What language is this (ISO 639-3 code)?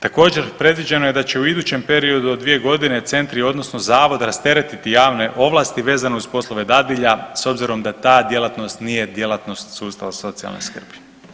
hrv